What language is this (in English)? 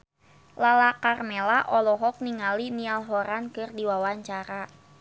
Sundanese